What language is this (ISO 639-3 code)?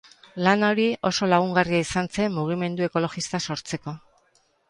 eus